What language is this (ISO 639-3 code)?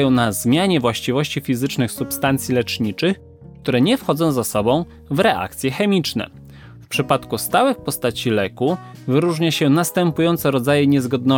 pol